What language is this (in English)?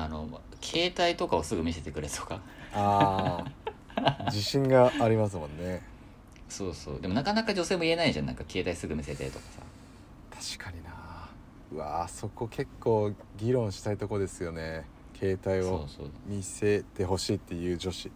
Japanese